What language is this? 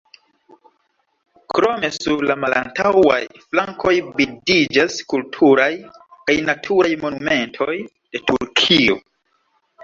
Esperanto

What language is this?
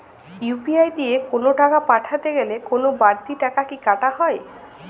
Bangla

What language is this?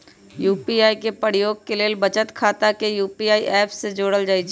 Magahi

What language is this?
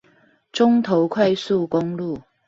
Chinese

